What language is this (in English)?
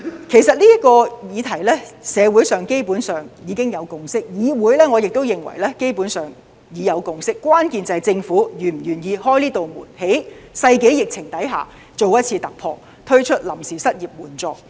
Cantonese